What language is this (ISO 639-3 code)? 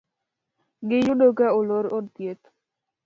luo